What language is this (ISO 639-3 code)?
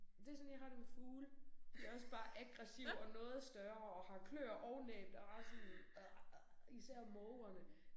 dan